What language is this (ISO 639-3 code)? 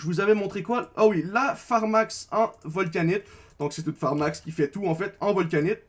fra